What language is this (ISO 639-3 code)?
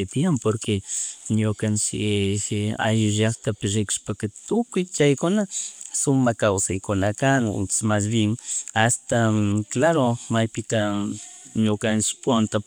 qug